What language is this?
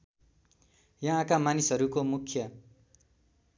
Nepali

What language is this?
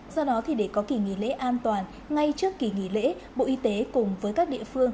Vietnamese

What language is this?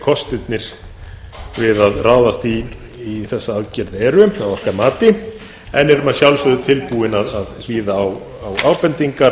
Icelandic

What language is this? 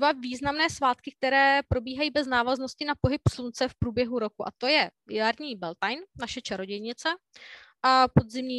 Czech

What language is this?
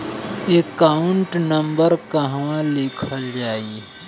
Bhojpuri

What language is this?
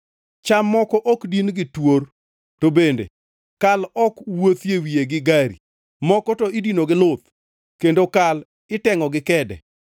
Luo (Kenya and Tanzania)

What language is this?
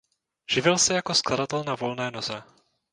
Czech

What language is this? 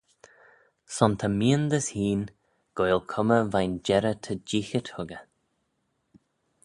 Manx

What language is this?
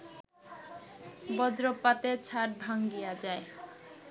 Bangla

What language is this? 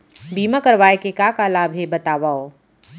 Chhattisgarhi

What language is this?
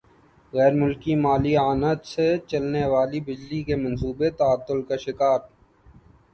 Urdu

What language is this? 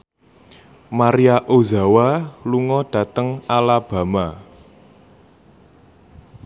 Javanese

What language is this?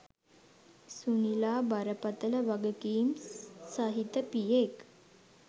Sinhala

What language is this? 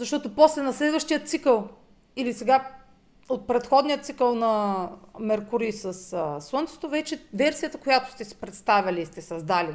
Bulgarian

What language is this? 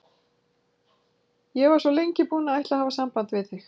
Icelandic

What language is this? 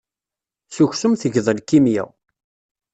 Kabyle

